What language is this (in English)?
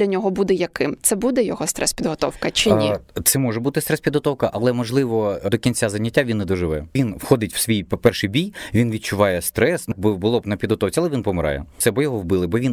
Ukrainian